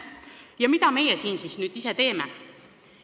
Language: Estonian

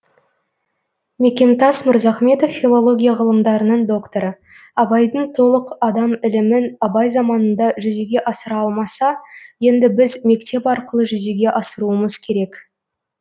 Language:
Kazakh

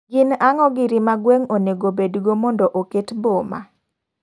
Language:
Luo (Kenya and Tanzania)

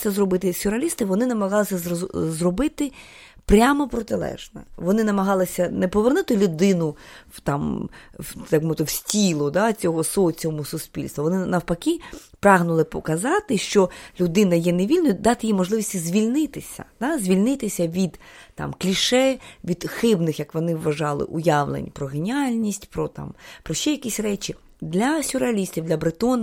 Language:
Ukrainian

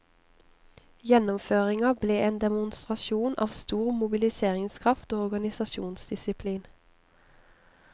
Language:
Norwegian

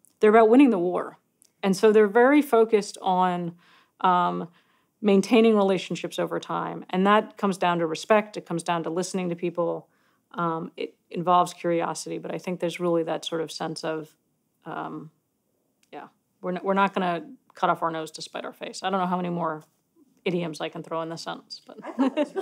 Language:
English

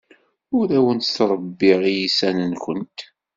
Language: Kabyle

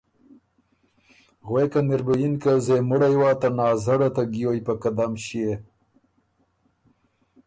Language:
Ormuri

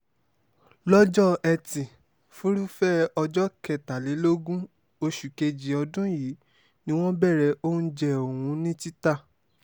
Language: Yoruba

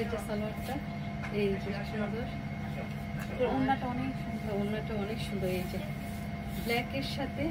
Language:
Bangla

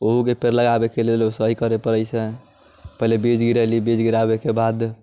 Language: Maithili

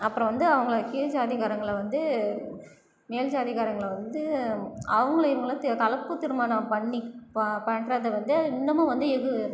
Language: Tamil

